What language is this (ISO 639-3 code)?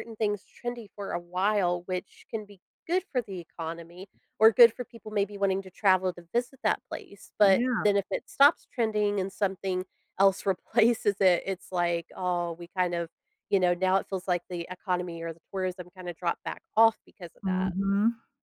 eng